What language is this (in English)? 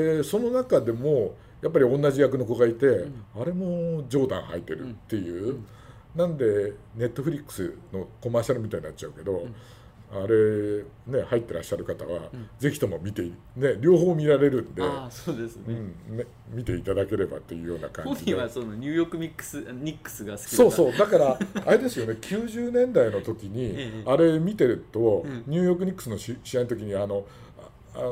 Japanese